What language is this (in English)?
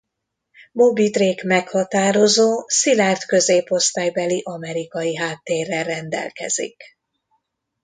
Hungarian